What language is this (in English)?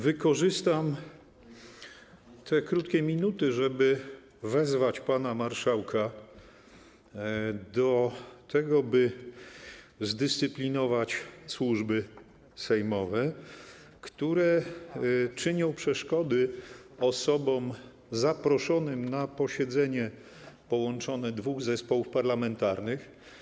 Polish